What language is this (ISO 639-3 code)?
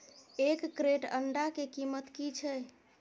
mai